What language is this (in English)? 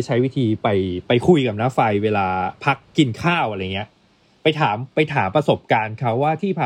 Thai